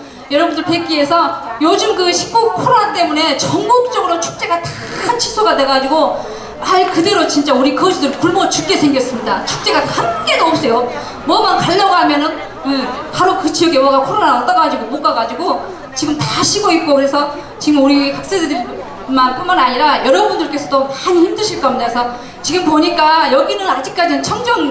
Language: Korean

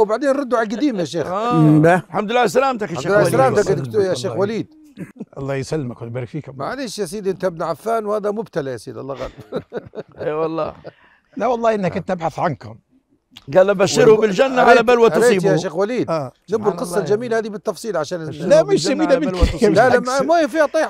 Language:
Arabic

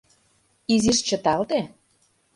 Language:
Mari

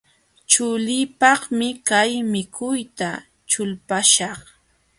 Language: Jauja Wanca Quechua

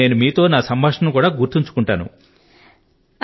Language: Telugu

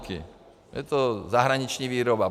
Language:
Czech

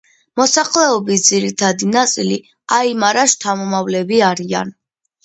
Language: Georgian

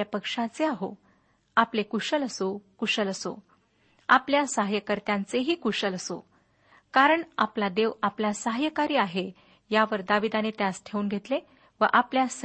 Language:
Marathi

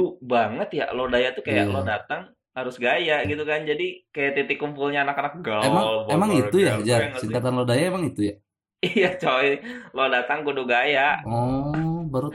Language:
Indonesian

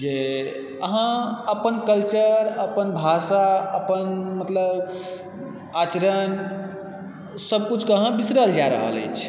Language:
Maithili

